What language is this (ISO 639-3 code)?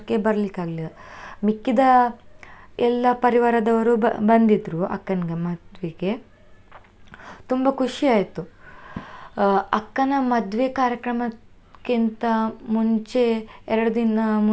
kan